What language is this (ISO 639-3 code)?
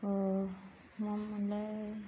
brx